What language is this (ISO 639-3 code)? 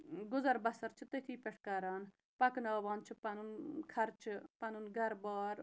kas